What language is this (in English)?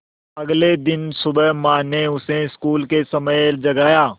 Hindi